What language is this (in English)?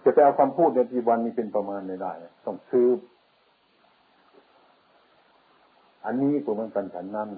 Thai